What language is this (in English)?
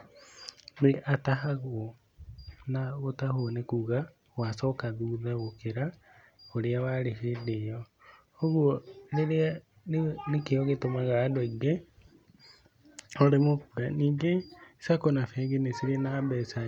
Kikuyu